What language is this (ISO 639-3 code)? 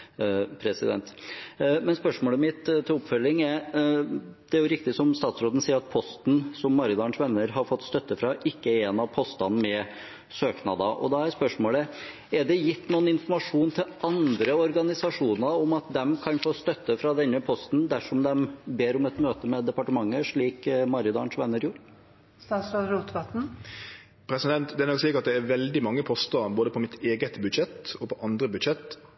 nor